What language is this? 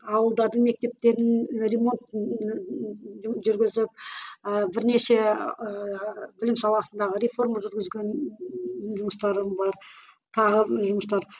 Kazakh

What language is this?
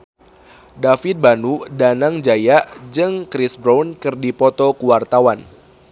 Sundanese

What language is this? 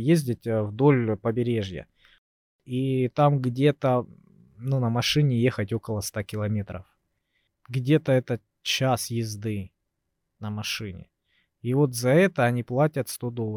Russian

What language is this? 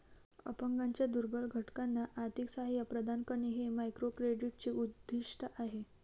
Marathi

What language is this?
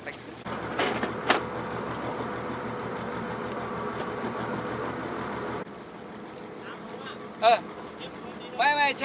Thai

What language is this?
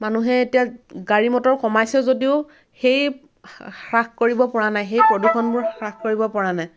Assamese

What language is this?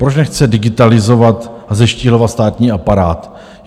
Czech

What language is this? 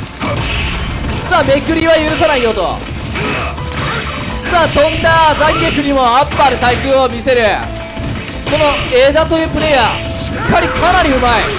Japanese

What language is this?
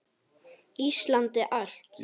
Icelandic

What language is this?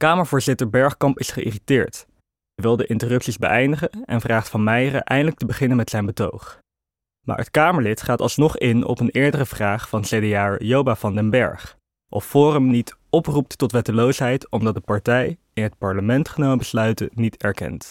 Dutch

